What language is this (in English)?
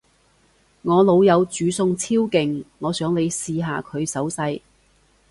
Cantonese